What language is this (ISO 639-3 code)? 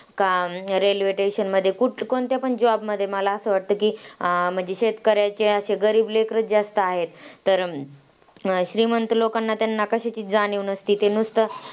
mar